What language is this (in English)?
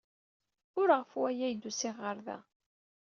Kabyle